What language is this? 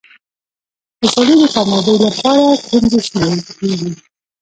Pashto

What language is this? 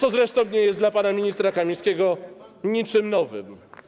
Polish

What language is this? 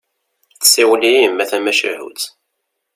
Kabyle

